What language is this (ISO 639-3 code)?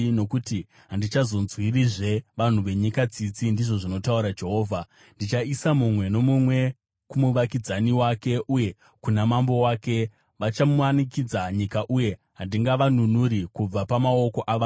sna